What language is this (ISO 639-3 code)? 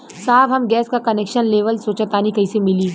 bho